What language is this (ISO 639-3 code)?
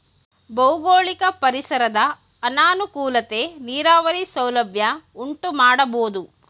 kan